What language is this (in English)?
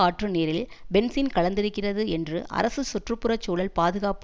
Tamil